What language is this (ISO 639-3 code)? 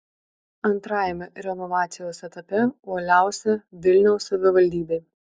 lit